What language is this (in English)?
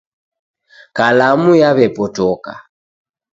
Taita